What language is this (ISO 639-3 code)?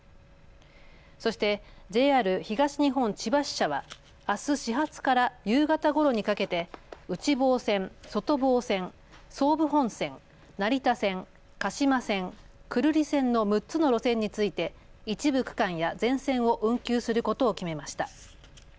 jpn